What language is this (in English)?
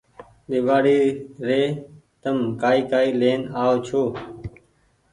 Goaria